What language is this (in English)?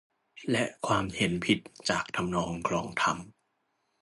Thai